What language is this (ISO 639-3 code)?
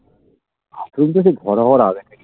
ben